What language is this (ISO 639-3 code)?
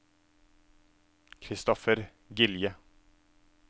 nor